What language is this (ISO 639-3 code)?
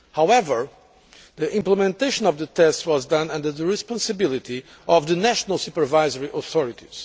eng